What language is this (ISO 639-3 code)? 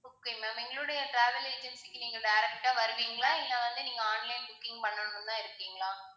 tam